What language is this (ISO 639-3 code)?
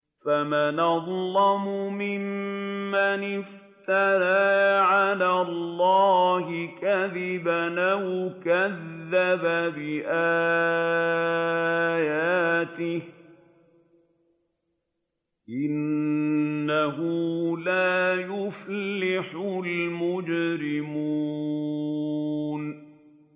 ara